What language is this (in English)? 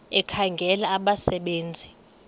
Xhosa